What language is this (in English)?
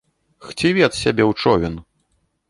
Belarusian